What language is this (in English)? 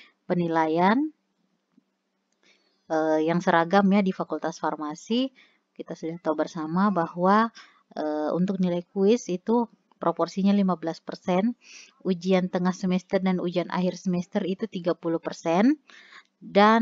Indonesian